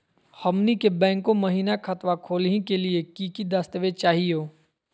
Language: Magahi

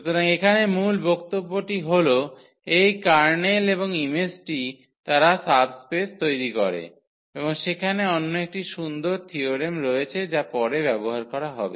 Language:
Bangla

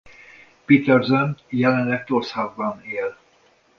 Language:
Hungarian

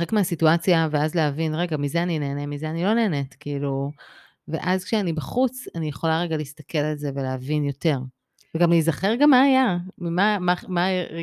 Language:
Hebrew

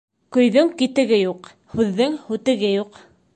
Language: Bashkir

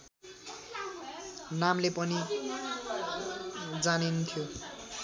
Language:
Nepali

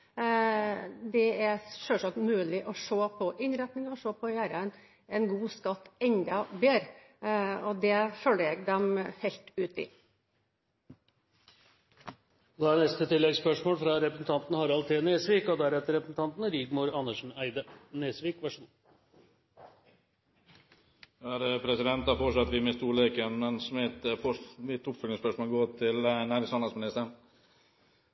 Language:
Norwegian Bokmål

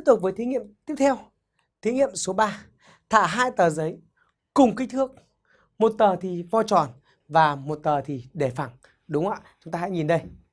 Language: Vietnamese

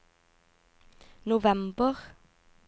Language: Norwegian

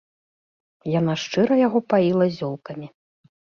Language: Belarusian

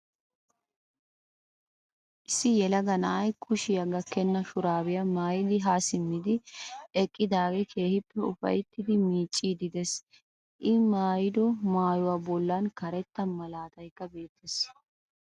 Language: Wolaytta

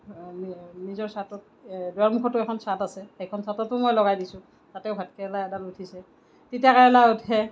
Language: Assamese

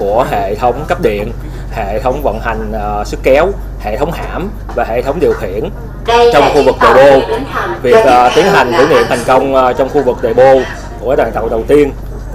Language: Vietnamese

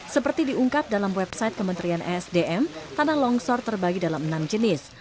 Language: Indonesian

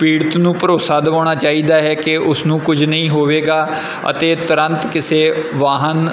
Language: Punjabi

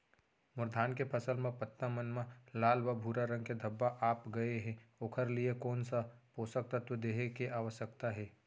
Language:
Chhattisgarhi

